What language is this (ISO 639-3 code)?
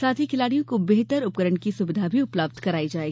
hin